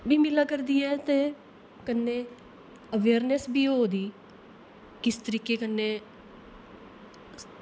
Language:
Dogri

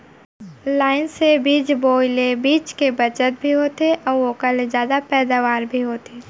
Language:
Chhattisgarhi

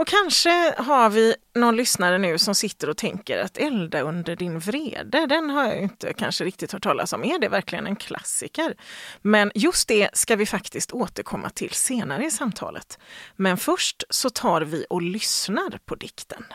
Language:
Swedish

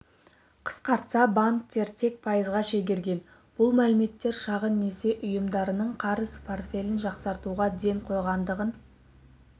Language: Kazakh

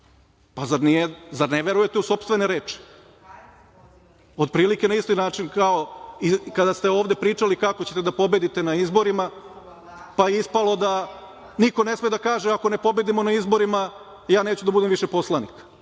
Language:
Serbian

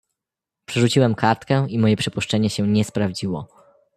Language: Polish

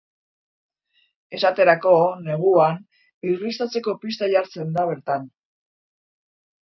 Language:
Basque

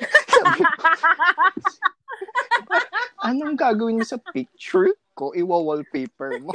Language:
Filipino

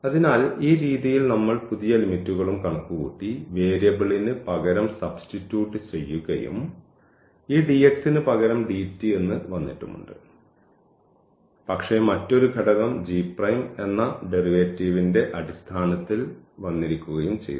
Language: Malayalam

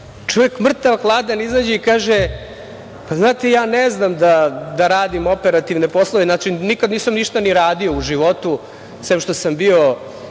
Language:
Serbian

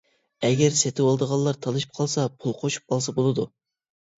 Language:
Uyghur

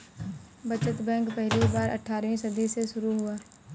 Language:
Hindi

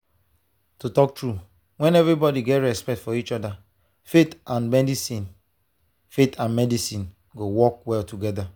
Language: Nigerian Pidgin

